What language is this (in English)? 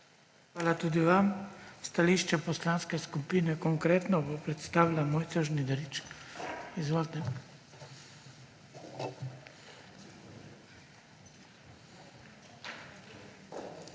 Slovenian